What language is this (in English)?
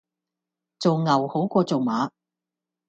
Cantonese